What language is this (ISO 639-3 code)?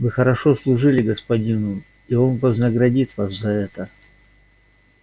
rus